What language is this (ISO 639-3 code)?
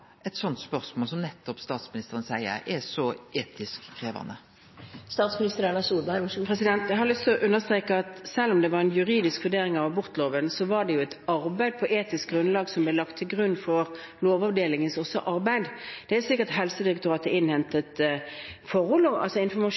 nor